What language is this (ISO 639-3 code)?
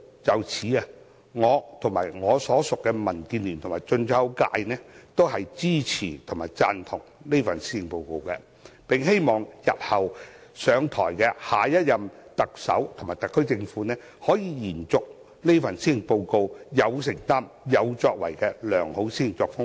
yue